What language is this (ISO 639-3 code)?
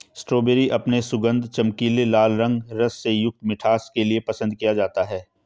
hin